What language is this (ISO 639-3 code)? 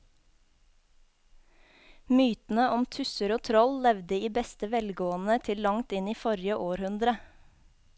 nor